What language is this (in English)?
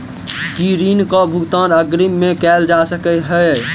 Maithili